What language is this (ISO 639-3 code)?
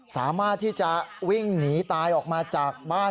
tha